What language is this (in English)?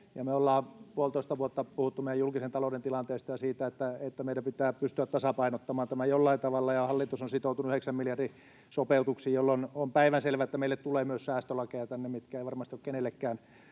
Finnish